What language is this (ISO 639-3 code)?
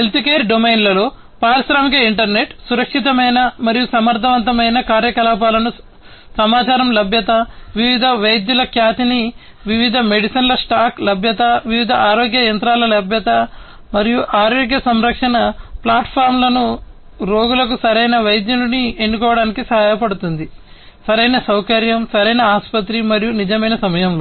tel